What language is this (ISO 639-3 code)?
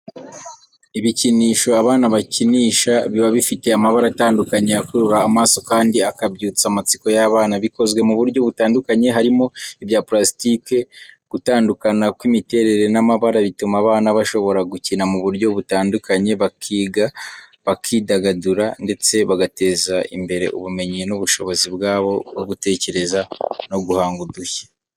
kin